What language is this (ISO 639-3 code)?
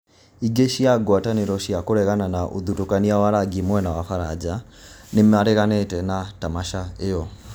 kik